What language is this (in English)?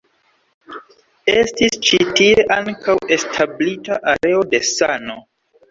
Esperanto